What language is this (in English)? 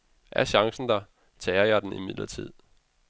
Danish